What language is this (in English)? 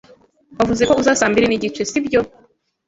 Kinyarwanda